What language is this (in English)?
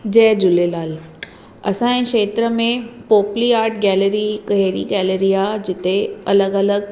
Sindhi